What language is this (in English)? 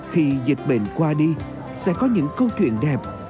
Vietnamese